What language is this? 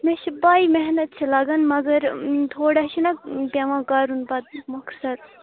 Kashmiri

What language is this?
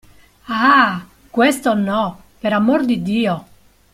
Italian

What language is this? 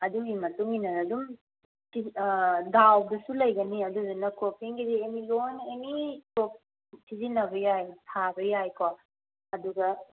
Manipuri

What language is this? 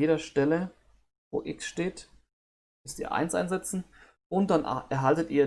German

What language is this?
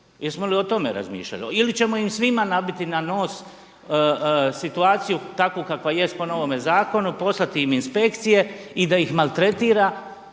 Croatian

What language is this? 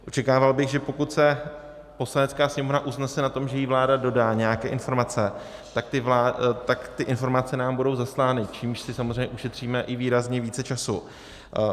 Czech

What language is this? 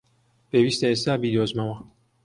Central Kurdish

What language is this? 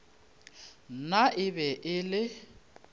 Northern Sotho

